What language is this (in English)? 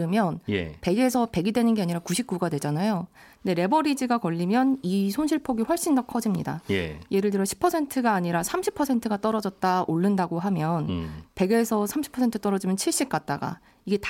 Korean